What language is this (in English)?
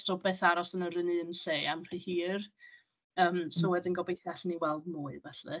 Welsh